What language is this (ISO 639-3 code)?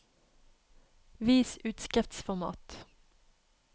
nor